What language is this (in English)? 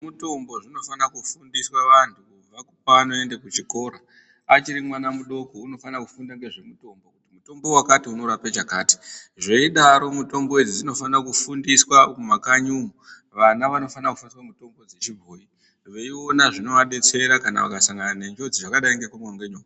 Ndau